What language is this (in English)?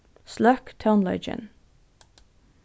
Faroese